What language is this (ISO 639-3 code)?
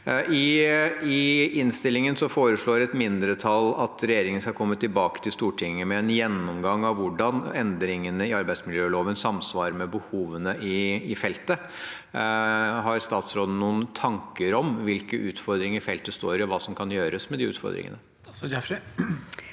nor